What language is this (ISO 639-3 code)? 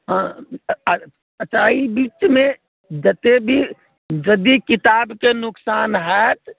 mai